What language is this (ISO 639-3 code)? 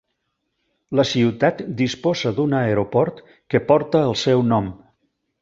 cat